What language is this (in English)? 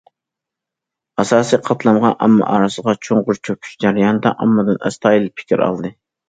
Uyghur